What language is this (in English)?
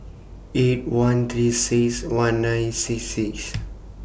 English